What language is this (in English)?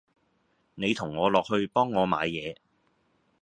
Cantonese